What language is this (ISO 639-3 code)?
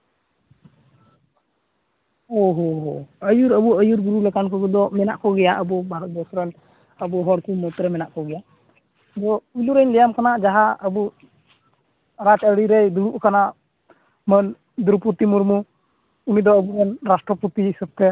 sat